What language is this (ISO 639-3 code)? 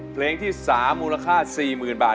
tha